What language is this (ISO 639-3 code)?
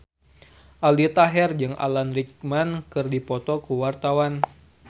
sun